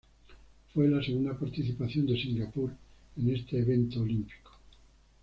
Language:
Spanish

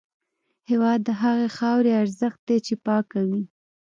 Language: Pashto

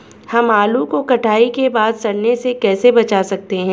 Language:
Hindi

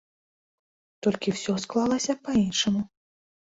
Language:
Belarusian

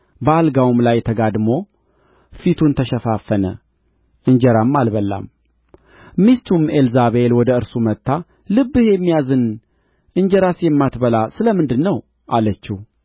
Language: Amharic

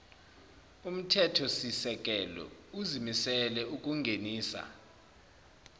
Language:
Zulu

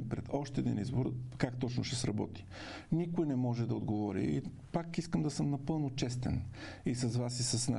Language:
Bulgarian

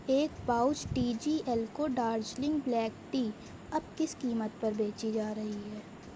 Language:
Urdu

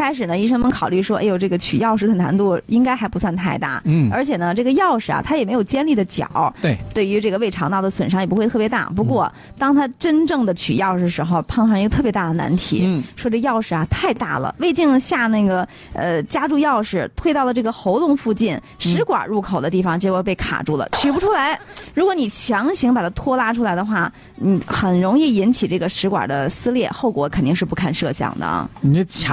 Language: Chinese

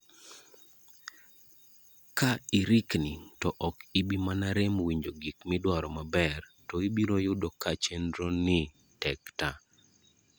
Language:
Luo (Kenya and Tanzania)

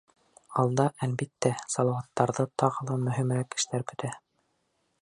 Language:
Bashkir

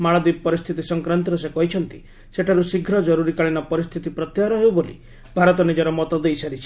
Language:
Odia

